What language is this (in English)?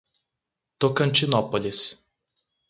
Portuguese